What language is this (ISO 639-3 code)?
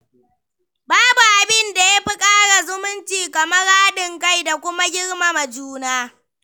hau